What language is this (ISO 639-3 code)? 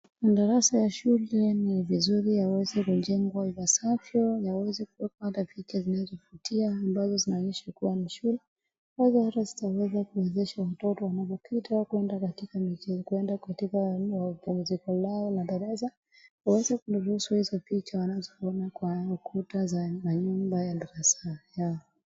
swa